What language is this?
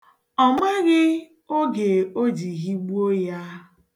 Igbo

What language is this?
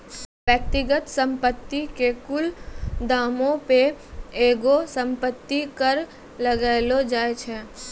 Maithili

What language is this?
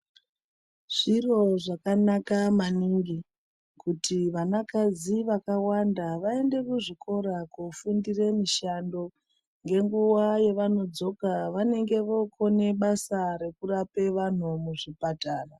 Ndau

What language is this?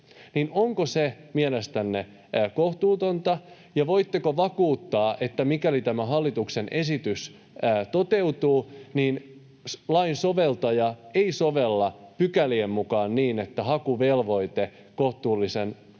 Finnish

